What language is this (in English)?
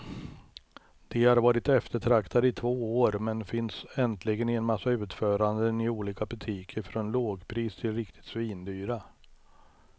Swedish